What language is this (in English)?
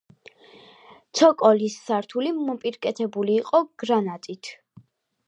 Georgian